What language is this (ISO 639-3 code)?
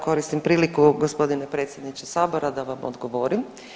hrv